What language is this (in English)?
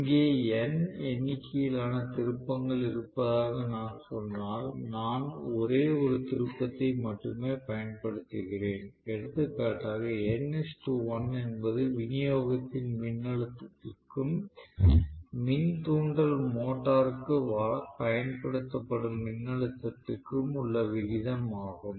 Tamil